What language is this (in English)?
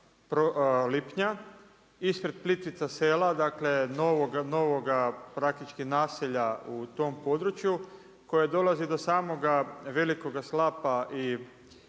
Croatian